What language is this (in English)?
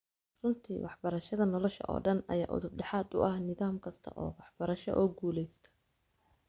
Somali